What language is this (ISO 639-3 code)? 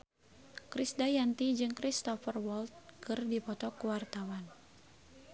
sun